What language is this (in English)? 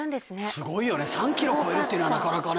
Japanese